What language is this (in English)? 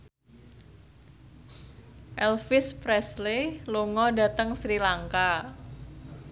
Javanese